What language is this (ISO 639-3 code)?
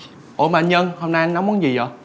vie